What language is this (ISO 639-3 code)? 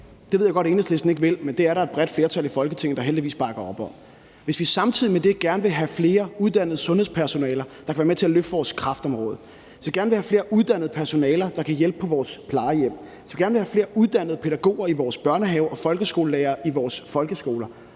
dan